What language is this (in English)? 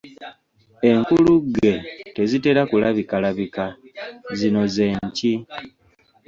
Ganda